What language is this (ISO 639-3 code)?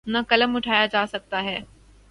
urd